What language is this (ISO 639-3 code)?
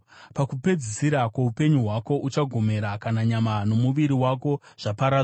sna